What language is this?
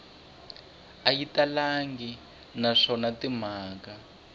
Tsonga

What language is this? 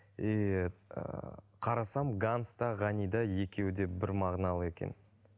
Kazakh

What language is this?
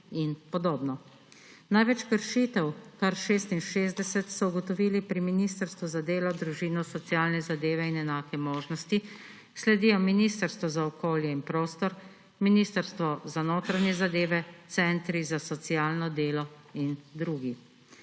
Slovenian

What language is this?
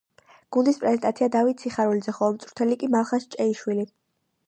Georgian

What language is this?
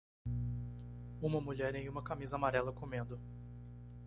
Portuguese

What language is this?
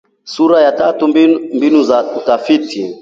Swahili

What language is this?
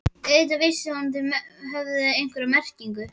Icelandic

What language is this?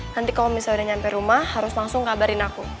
Indonesian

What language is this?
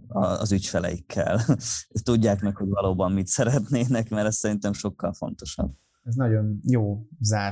Hungarian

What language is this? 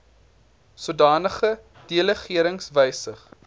Afrikaans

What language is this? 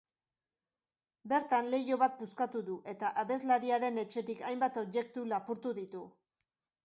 Basque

